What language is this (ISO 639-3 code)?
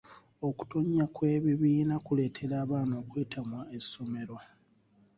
lug